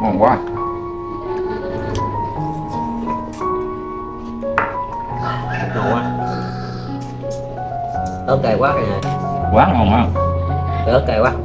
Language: Vietnamese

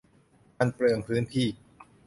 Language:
Thai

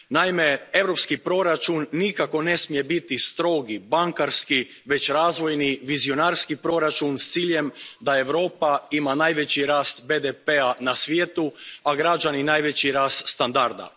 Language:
Croatian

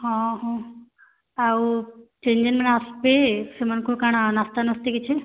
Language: Odia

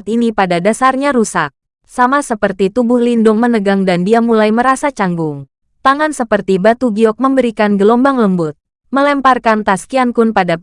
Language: Indonesian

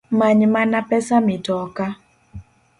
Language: Luo (Kenya and Tanzania)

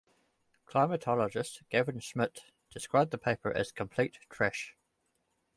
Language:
English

